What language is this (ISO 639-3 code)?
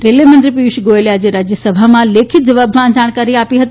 guj